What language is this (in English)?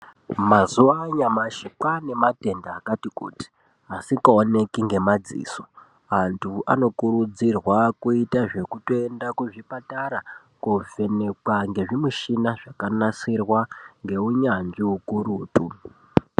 Ndau